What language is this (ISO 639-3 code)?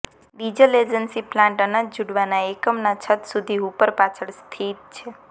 guj